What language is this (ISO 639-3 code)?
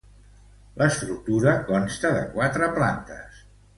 cat